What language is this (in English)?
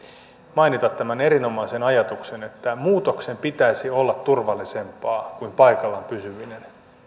Finnish